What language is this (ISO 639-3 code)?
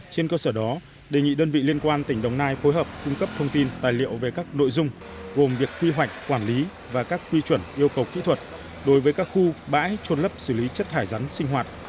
vie